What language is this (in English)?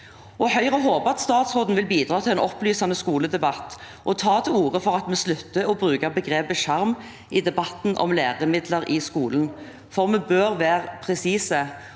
Norwegian